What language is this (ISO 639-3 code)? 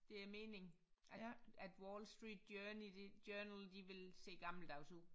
dan